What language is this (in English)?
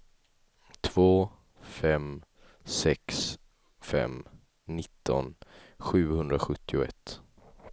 Swedish